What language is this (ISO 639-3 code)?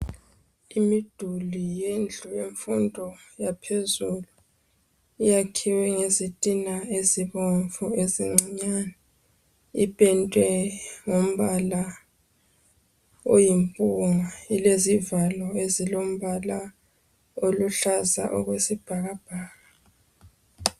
nde